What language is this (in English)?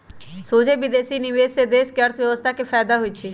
Magahi